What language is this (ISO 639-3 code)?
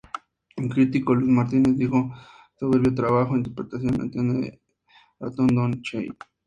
spa